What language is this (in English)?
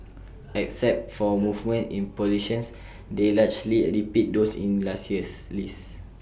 English